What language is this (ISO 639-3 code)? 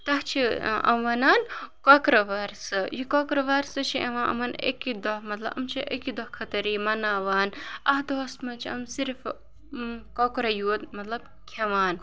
kas